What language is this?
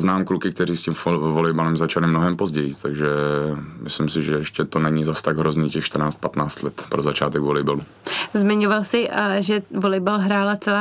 Czech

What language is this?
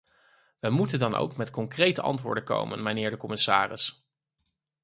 Dutch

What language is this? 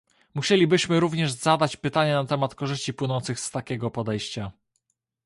Polish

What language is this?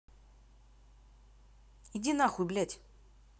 Russian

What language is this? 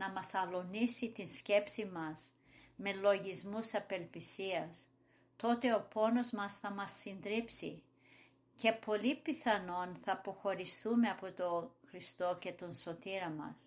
Greek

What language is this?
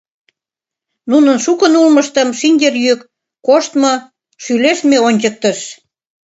Mari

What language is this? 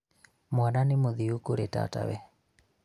Kikuyu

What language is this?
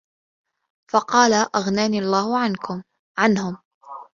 Arabic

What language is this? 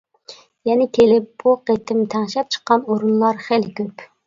Uyghur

